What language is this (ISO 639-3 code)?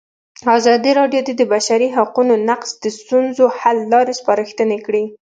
pus